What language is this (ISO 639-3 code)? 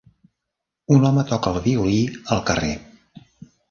cat